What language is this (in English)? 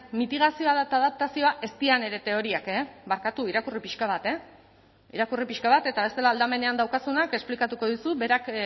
Basque